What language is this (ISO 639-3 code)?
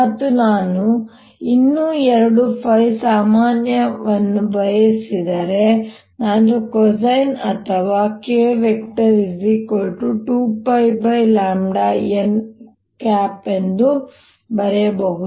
kan